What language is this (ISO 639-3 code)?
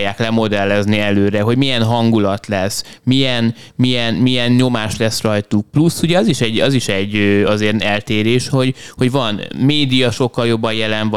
hun